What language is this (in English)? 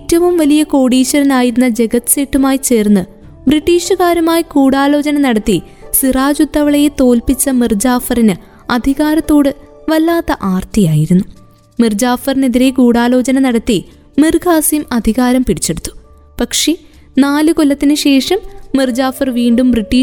Malayalam